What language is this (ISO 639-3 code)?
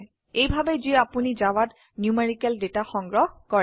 asm